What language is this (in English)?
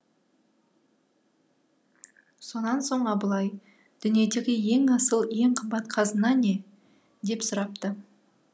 Kazakh